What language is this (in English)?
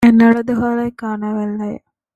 Tamil